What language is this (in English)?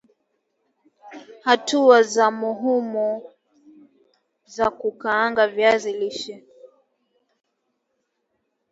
Swahili